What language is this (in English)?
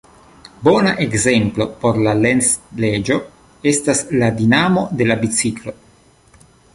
Esperanto